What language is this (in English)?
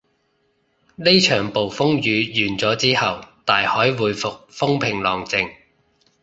Cantonese